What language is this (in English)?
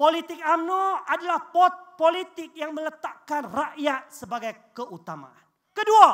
Malay